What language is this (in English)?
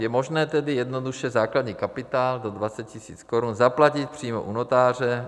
Czech